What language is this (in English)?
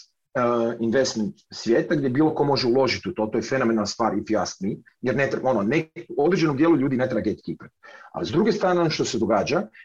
Croatian